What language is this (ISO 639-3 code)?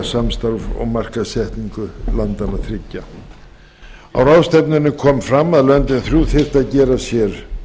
isl